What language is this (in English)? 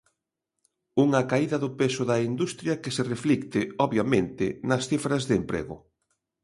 Galician